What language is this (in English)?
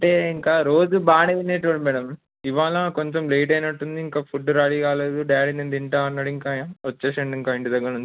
Telugu